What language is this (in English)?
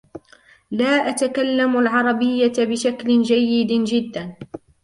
Arabic